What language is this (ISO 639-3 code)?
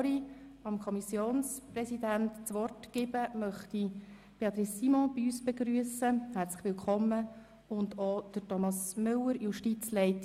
gsw